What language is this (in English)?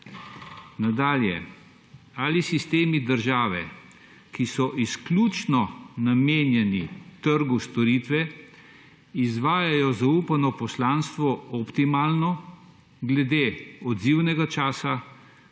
Slovenian